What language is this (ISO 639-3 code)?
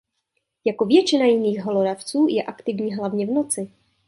ces